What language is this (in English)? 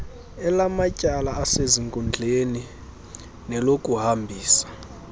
Xhosa